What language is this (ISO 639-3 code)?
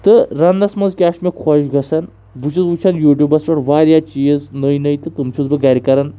kas